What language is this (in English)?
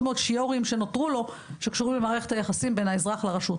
Hebrew